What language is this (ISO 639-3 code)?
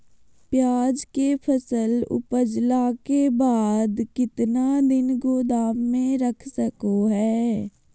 mag